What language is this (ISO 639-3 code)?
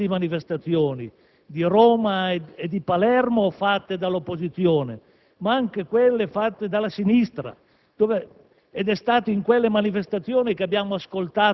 ita